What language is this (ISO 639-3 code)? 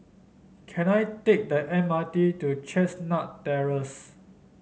eng